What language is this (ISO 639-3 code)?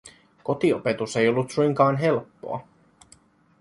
fin